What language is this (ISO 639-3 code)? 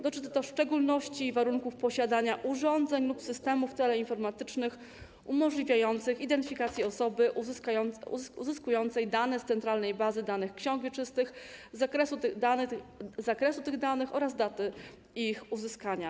pol